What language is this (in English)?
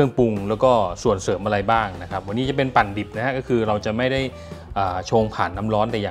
Thai